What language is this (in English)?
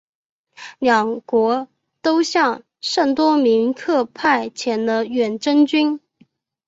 Chinese